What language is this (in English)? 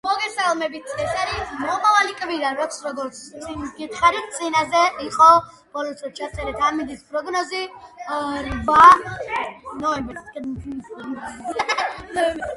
Georgian